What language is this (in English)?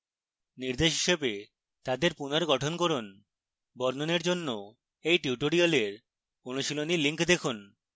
Bangla